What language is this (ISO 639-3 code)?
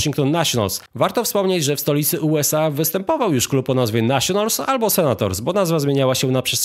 pol